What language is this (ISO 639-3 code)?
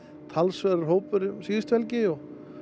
isl